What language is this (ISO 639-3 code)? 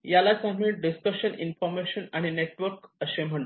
mar